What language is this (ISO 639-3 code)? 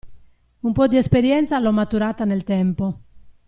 ita